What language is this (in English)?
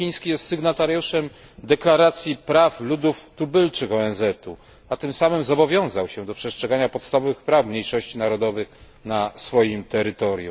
Polish